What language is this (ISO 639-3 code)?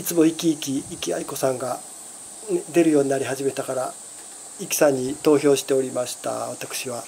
jpn